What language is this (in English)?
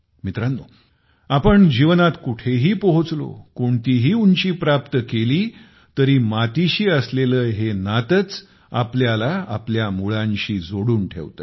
Marathi